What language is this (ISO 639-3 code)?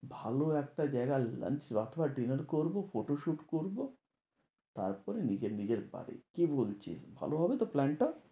ben